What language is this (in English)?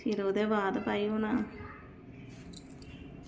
Dogri